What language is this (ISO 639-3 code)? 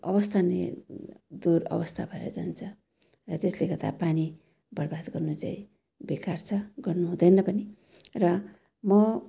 nep